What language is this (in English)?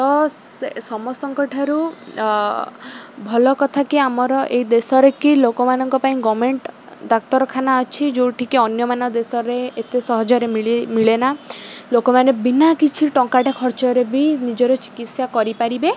Odia